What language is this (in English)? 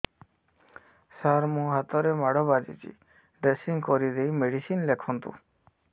Odia